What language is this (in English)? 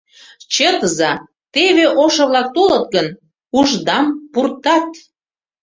Mari